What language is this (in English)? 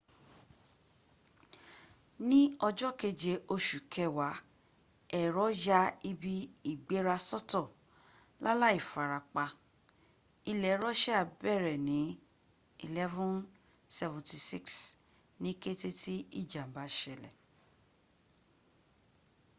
Yoruba